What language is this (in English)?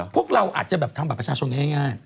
Thai